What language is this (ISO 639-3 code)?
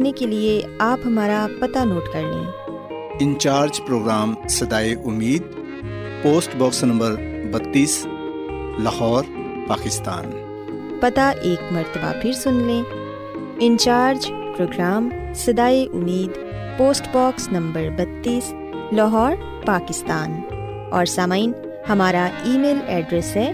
urd